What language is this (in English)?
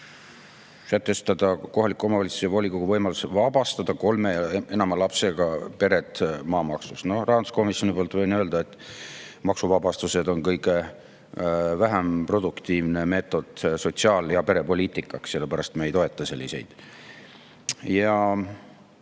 Estonian